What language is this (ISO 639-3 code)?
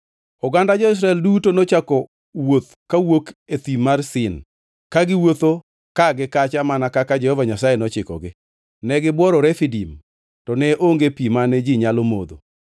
luo